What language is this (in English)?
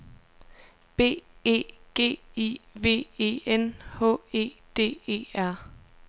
Danish